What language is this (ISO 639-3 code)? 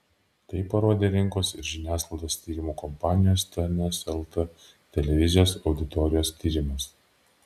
lit